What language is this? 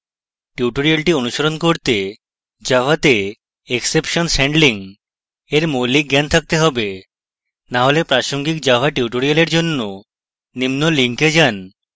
Bangla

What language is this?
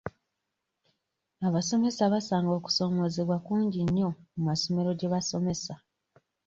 Ganda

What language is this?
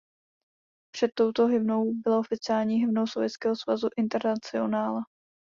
Czech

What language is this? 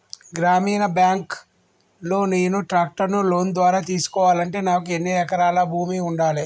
Telugu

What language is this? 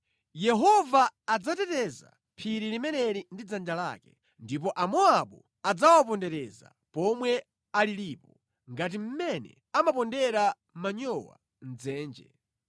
Nyanja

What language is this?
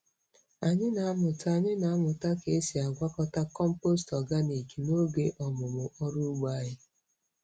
Igbo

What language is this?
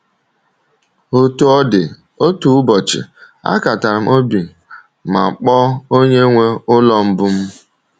Igbo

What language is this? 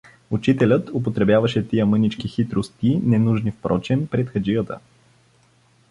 Bulgarian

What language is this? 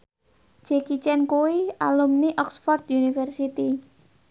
Javanese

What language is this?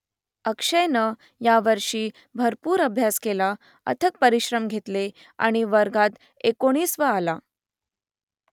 Marathi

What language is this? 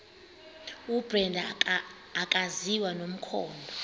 Xhosa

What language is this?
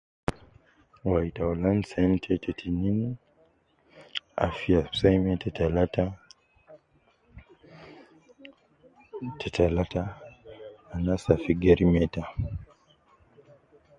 Nubi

